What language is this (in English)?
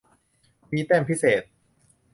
Thai